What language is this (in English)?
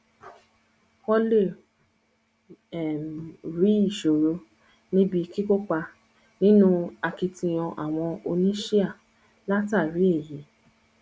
Yoruba